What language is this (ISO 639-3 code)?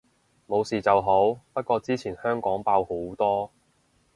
yue